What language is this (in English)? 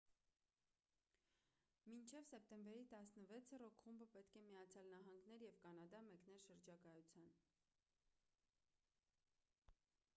Armenian